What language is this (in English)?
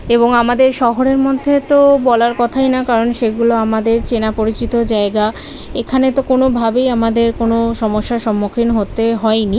Bangla